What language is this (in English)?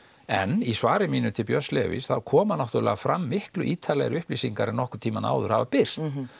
Icelandic